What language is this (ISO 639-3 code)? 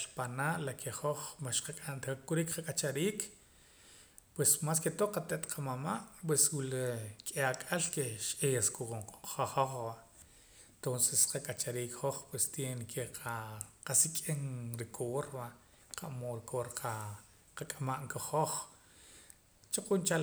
poc